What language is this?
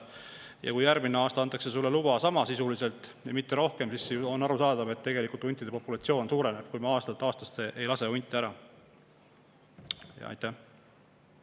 Estonian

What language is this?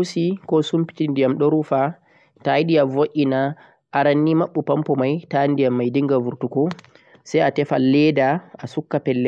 Central-Eastern Niger Fulfulde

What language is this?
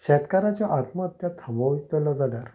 Konkani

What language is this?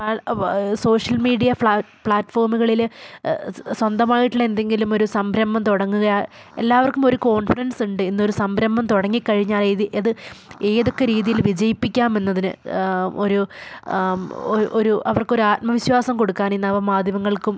Malayalam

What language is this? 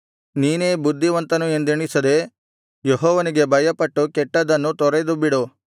Kannada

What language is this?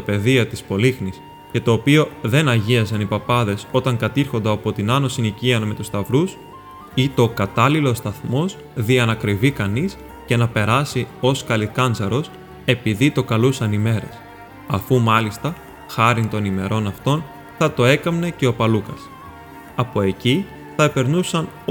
Greek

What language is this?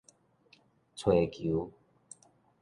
Min Nan Chinese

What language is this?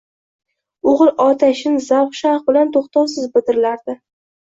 Uzbek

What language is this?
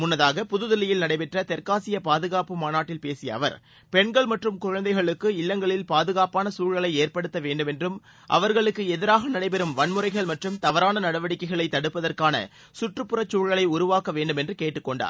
Tamil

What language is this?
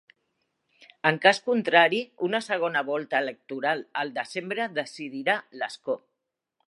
Catalan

